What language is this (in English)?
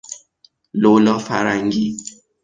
Persian